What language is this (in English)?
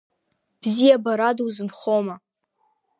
Abkhazian